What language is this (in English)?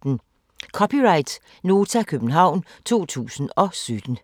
Danish